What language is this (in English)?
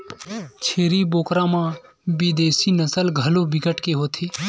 Chhattisgarhi